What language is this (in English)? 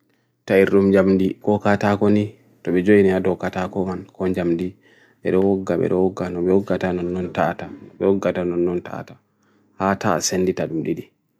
Bagirmi Fulfulde